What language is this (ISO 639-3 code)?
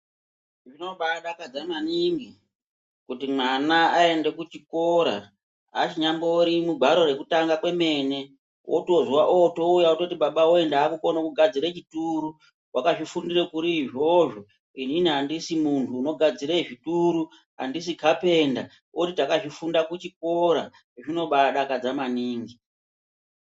ndc